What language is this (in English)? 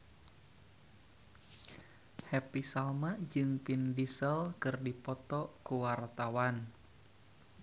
Sundanese